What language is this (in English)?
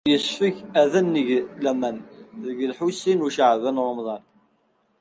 Kabyle